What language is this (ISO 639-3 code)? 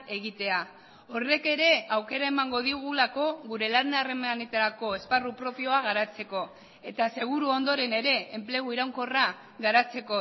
eus